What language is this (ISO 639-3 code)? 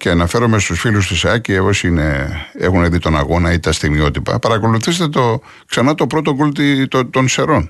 ell